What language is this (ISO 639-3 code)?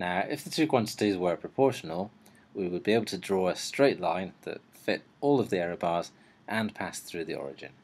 eng